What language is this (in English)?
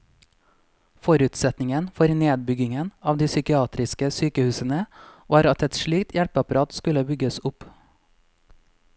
Norwegian